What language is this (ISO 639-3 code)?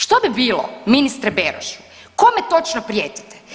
hrv